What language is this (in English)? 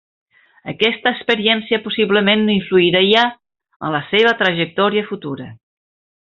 Catalan